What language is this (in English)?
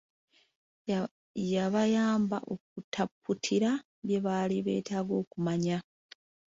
Ganda